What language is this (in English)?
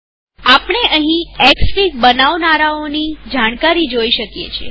Gujarati